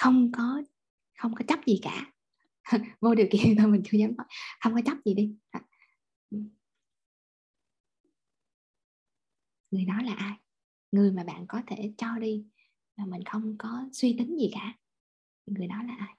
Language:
Vietnamese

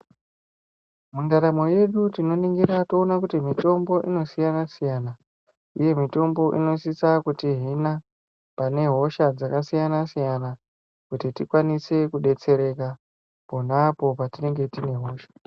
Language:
Ndau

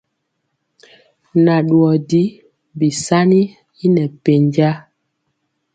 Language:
Mpiemo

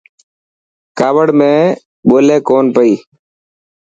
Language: Dhatki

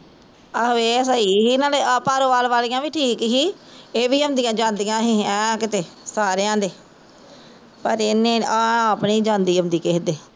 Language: Punjabi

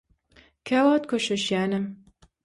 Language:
Turkmen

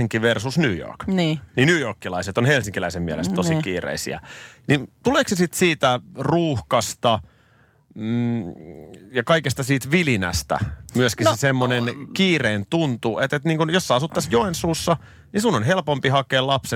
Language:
Finnish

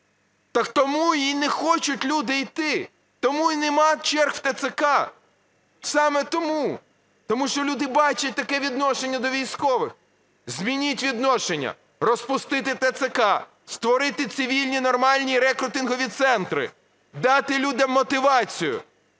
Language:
Ukrainian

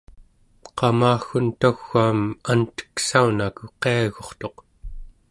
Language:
Central Yupik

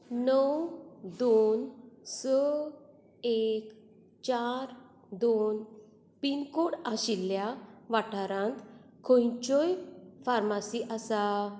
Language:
Konkani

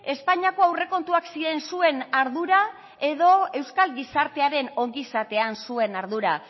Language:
Basque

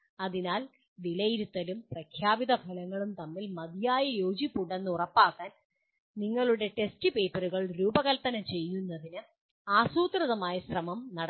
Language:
Malayalam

